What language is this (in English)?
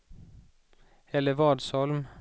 Swedish